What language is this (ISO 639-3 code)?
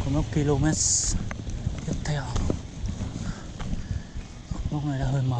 vie